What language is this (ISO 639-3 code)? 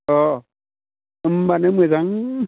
brx